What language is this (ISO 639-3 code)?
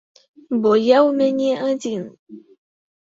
bel